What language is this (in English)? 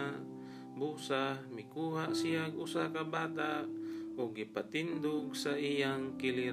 Filipino